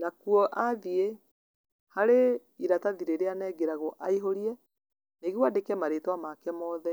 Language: Kikuyu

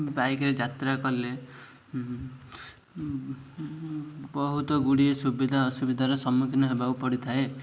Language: Odia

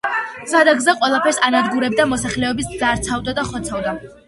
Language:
Georgian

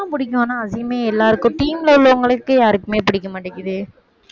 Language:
Tamil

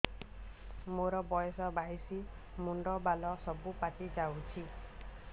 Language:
Odia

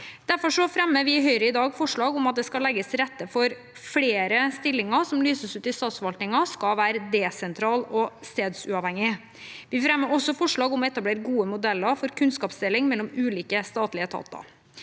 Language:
Norwegian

